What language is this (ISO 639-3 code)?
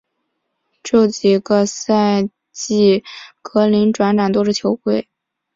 zho